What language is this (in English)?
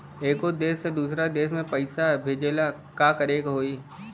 Bhojpuri